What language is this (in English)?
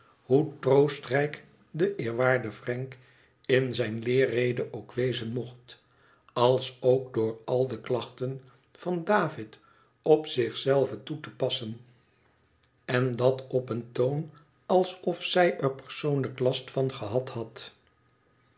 Dutch